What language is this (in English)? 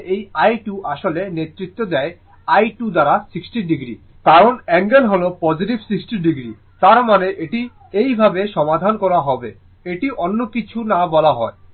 Bangla